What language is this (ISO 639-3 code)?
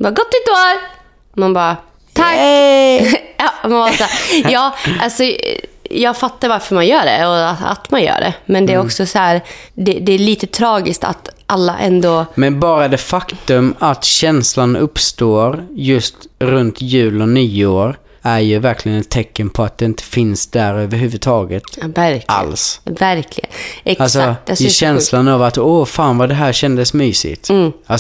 swe